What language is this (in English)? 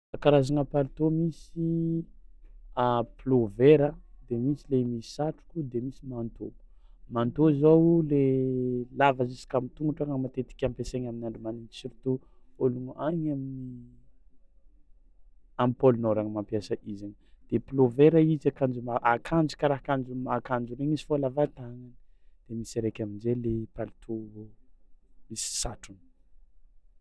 Tsimihety Malagasy